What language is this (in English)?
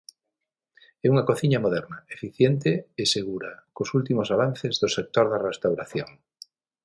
Galician